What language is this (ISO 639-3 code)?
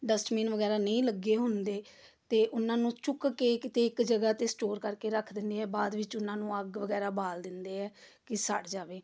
pan